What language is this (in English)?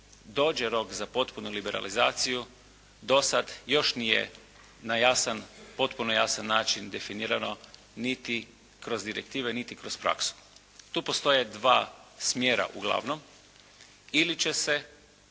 Croatian